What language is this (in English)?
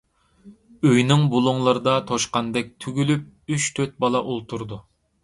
Uyghur